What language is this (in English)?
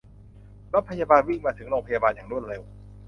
Thai